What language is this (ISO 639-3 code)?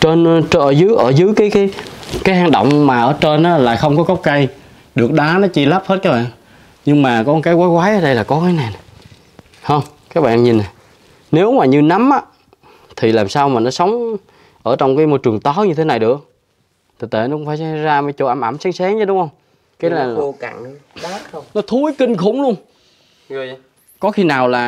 vie